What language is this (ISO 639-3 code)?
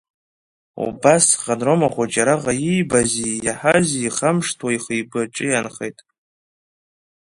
abk